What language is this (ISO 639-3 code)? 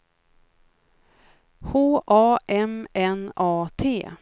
swe